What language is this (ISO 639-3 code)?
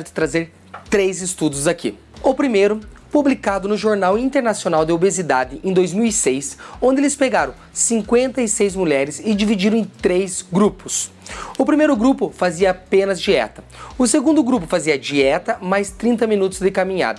por